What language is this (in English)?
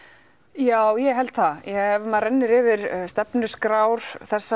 Icelandic